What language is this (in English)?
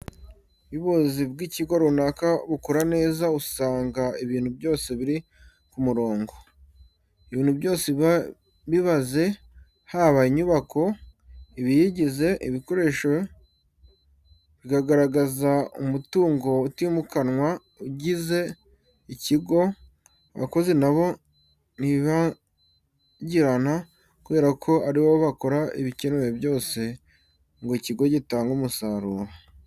Kinyarwanda